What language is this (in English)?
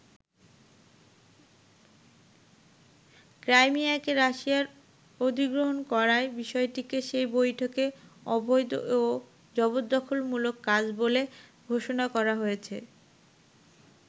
Bangla